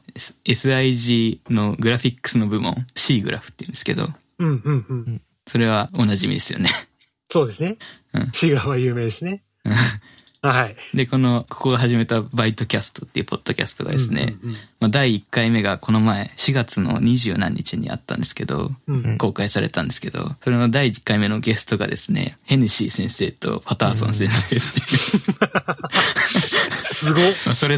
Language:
Japanese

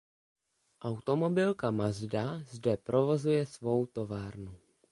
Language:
Czech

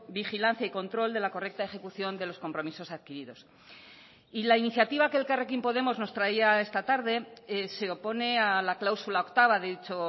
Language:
Spanish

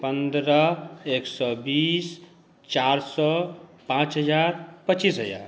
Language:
Maithili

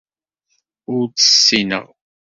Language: Kabyle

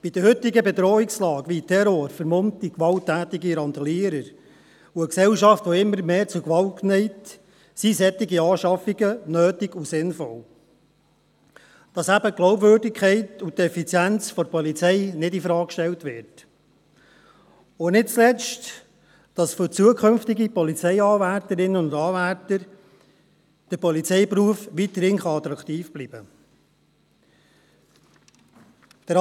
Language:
Swiss German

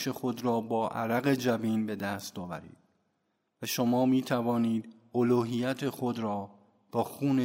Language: Persian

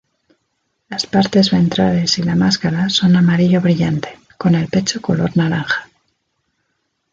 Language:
Spanish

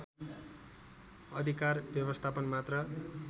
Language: Nepali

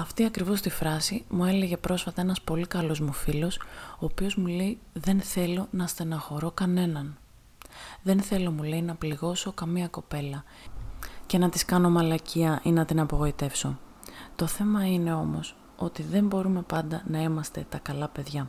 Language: Greek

